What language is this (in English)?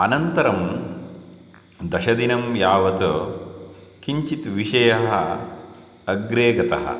Sanskrit